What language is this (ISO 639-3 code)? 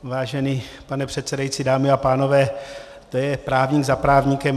ces